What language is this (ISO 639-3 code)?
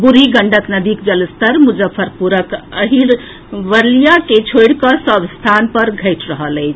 mai